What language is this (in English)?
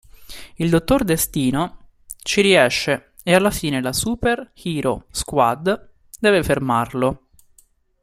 Italian